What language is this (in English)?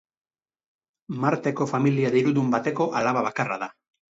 Basque